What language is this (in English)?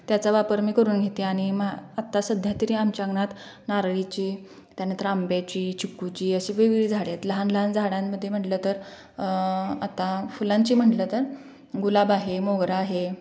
Marathi